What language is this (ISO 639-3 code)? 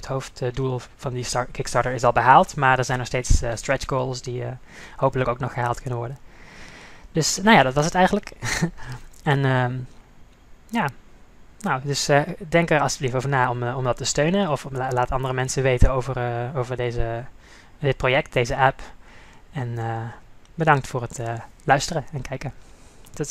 nld